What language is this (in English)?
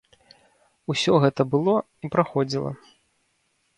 Belarusian